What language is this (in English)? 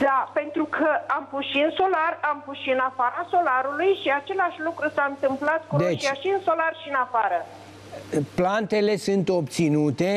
Romanian